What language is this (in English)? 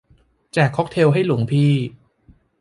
Thai